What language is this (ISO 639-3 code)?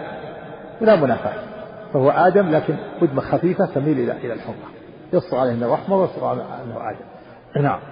ara